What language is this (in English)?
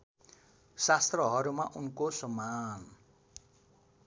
Nepali